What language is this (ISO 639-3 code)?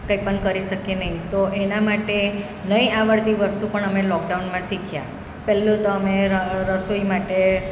guj